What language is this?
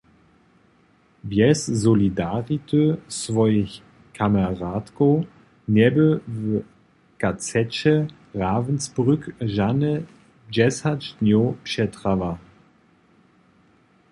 Upper Sorbian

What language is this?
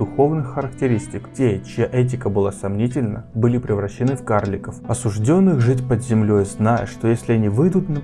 Russian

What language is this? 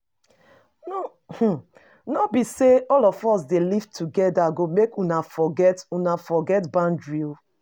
Nigerian Pidgin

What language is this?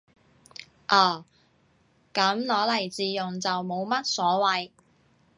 Cantonese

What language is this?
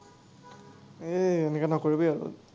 Assamese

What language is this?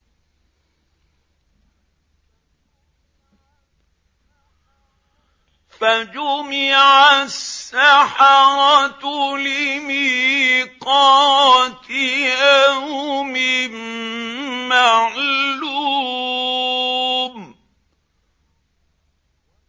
Arabic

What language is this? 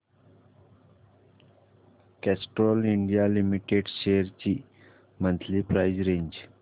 Marathi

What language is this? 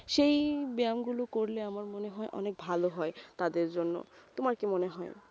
Bangla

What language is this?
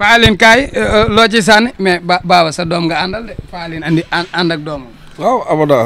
Indonesian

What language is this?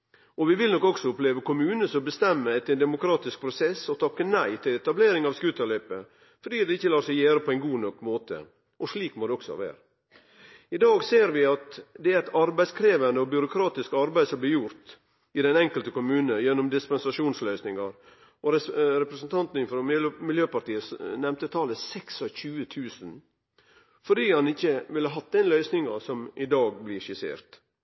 Norwegian Nynorsk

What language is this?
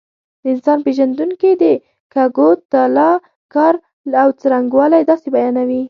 Pashto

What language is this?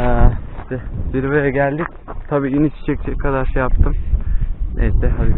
Turkish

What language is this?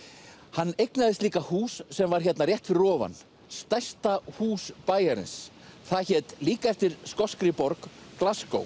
Icelandic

